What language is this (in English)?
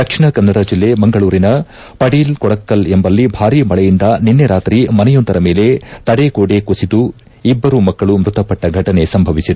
Kannada